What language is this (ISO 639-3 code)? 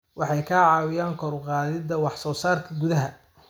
som